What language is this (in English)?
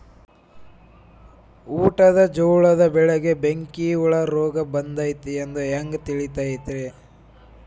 Kannada